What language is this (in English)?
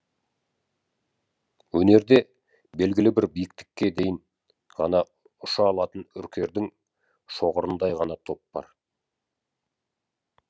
Kazakh